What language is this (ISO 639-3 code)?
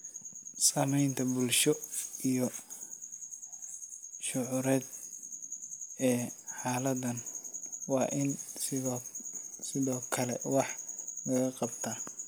som